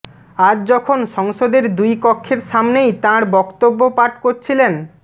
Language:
Bangla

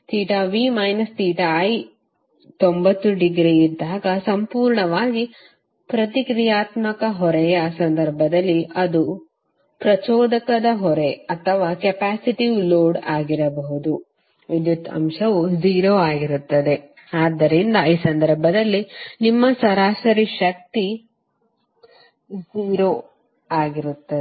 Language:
Kannada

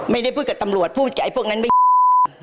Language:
Thai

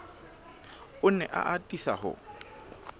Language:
Southern Sotho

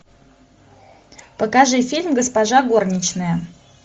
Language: Russian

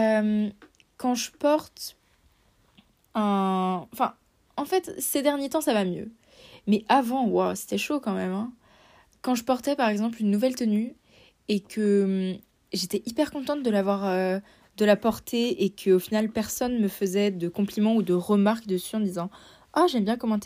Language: French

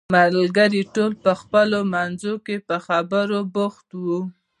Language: Pashto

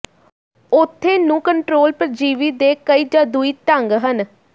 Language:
Punjabi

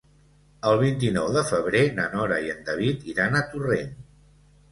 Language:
Catalan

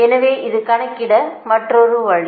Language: Tamil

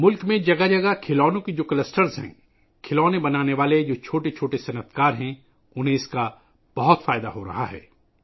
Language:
Urdu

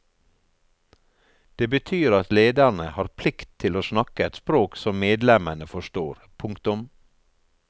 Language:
Norwegian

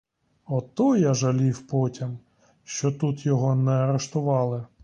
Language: Ukrainian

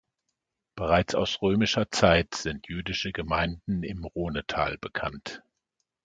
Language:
German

